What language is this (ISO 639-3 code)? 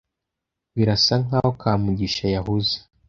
kin